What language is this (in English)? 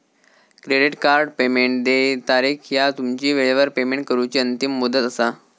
Marathi